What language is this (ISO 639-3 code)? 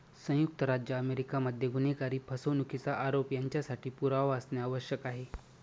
mar